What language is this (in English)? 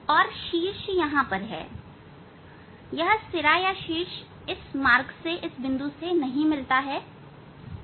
Hindi